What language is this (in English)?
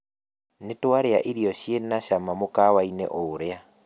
Kikuyu